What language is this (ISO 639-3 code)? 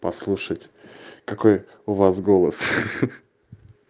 rus